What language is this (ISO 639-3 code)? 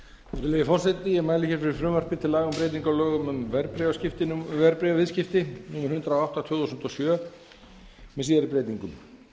isl